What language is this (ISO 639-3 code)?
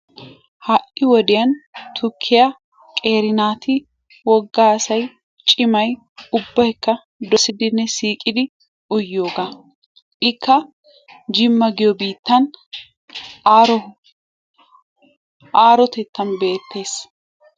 wal